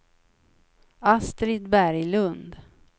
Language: Swedish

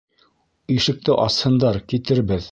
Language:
Bashkir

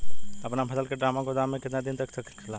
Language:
Bhojpuri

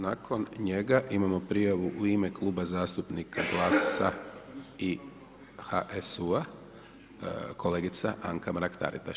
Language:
Croatian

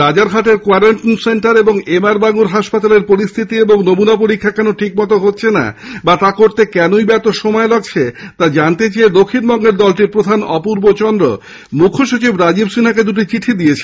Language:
Bangla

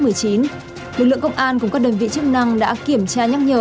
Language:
Vietnamese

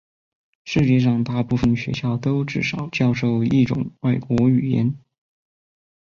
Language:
Chinese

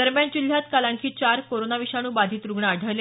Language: Marathi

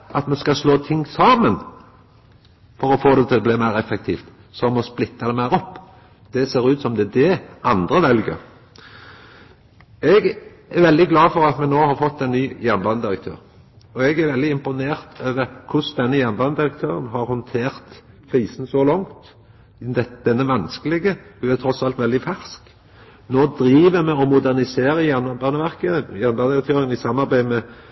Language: Norwegian Nynorsk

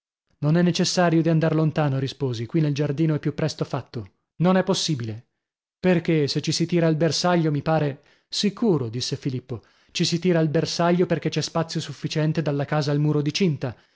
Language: Italian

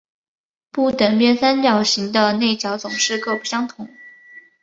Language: Chinese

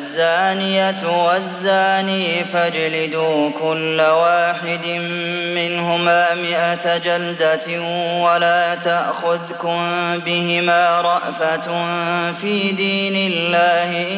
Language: Arabic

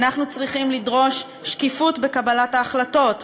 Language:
Hebrew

